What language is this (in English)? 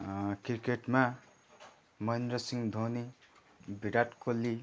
Nepali